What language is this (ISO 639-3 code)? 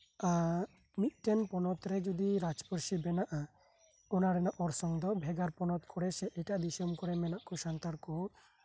sat